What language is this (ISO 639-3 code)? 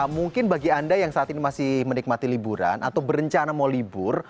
ind